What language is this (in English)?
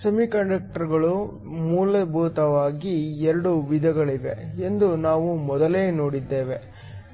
Kannada